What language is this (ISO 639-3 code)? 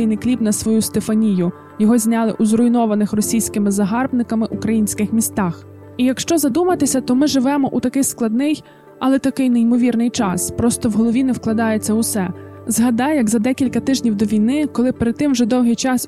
ukr